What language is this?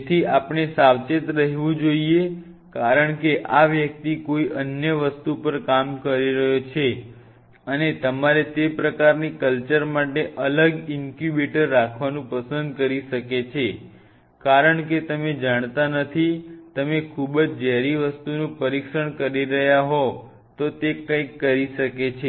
Gujarati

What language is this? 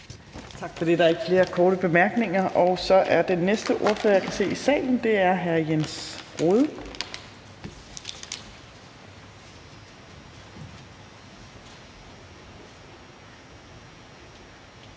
Danish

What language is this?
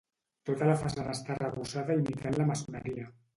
Catalan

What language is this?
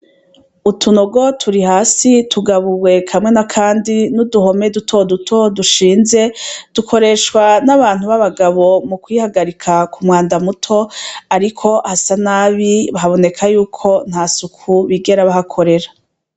Rundi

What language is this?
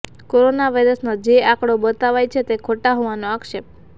Gujarati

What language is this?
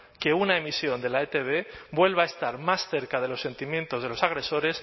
Spanish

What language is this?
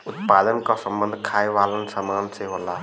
Bhojpuri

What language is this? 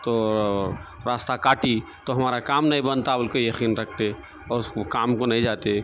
Urdu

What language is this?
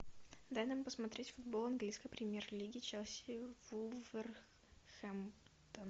Russian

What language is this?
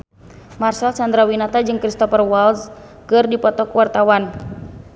Sundanese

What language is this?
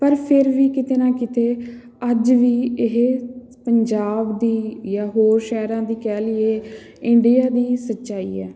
Punjabi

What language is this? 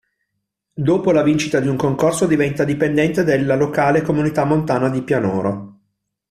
Italian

